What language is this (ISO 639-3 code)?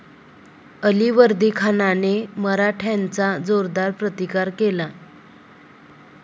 mar